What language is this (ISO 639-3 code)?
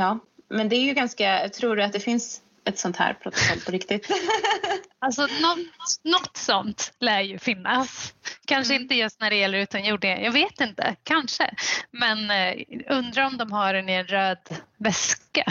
swe